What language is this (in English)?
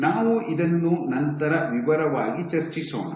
Kannada